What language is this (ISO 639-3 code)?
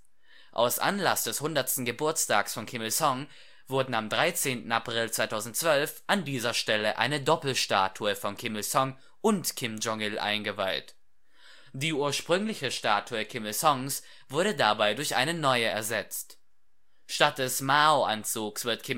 deu